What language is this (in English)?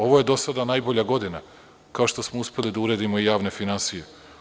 Serbian